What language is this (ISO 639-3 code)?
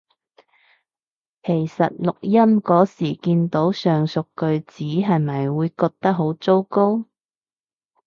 yue